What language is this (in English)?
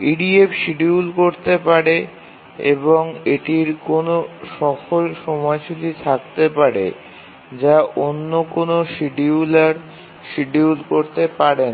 Bangla